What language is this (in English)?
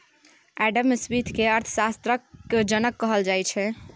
Maithili